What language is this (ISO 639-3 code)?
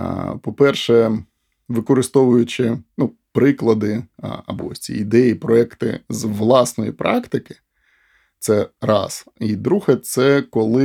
ukr